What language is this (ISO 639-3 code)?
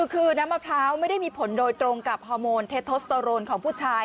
tha